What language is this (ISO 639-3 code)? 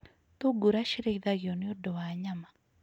kik